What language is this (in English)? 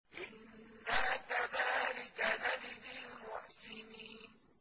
Arabic